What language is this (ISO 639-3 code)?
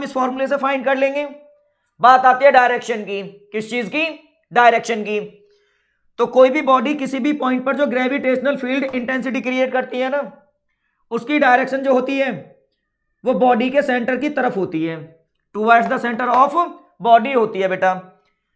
hin